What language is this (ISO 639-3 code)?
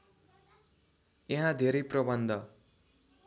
nep